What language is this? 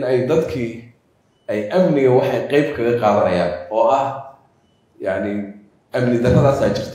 Arabic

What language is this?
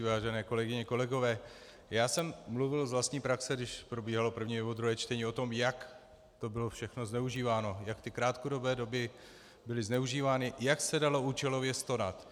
Czech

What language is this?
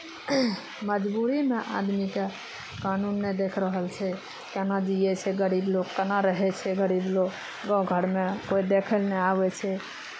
Maithili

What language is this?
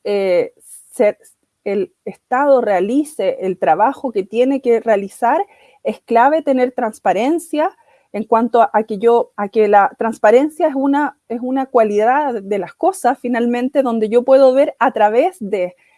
Spanish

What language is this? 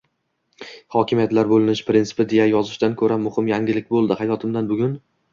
Uzbek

